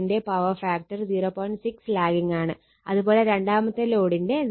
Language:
Malayalam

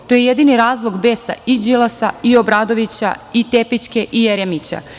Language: Serbian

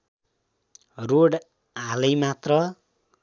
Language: Nepali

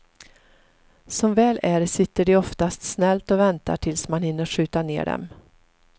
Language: Swedish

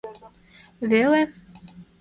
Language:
Mari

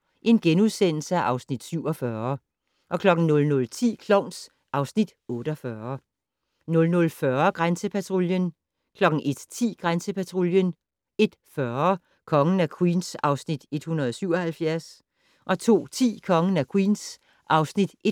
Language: Danish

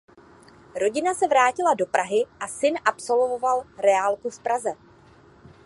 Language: Czech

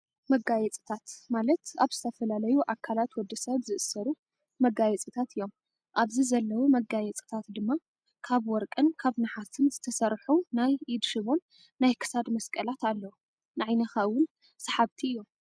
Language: Tigrinya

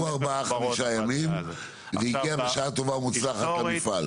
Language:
Hebrew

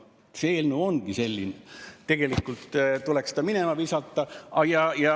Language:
Estonian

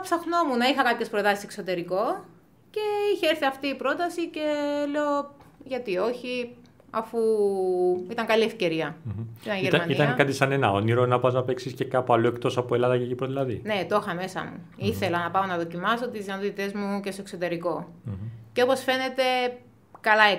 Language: Greek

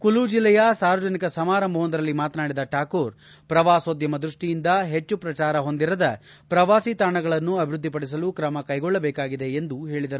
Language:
Kannada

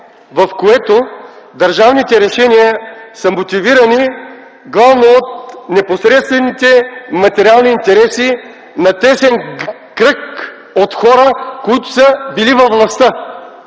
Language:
Bulgarian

